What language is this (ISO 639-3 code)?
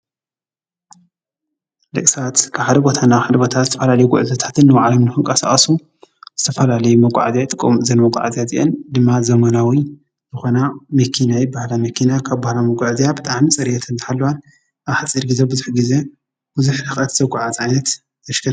tir